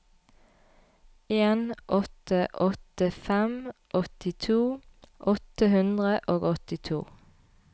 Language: Norwegian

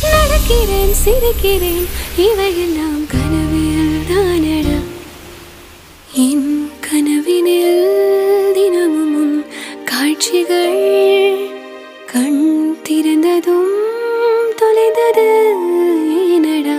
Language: Tamil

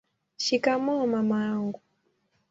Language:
Swahili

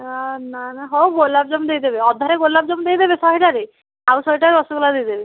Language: Odia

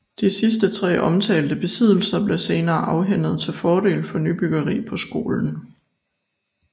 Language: Danish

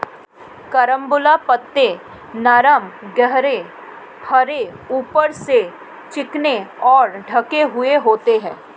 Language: Hindi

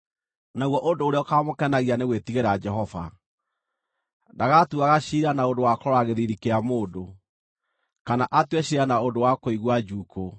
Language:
Kikuyu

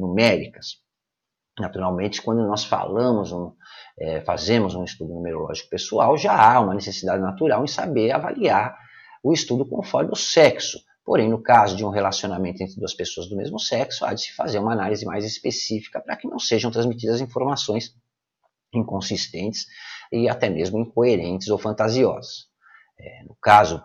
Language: Portuguese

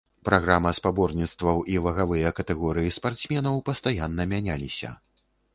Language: Belarusian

